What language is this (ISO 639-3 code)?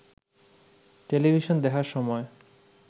ben